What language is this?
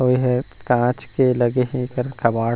Chhattisgarhi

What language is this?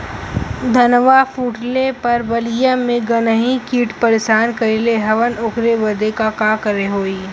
Bhojpuri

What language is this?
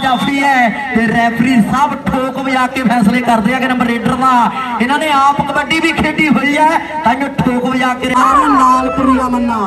Punjabi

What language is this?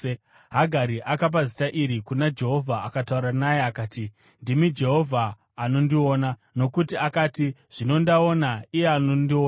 Shona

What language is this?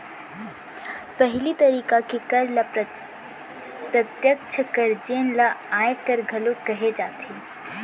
Chhattisgarhi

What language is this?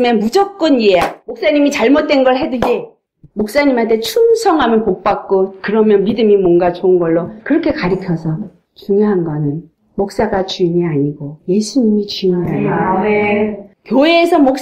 Korean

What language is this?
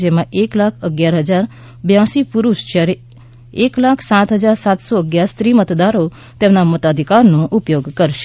Gujarati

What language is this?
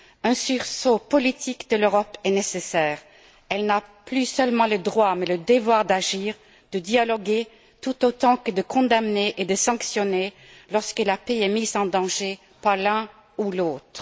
French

